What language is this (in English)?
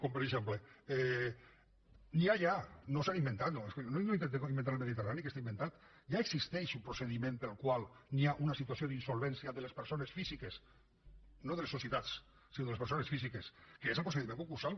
Catalan